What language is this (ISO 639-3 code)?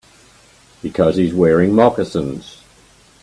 eng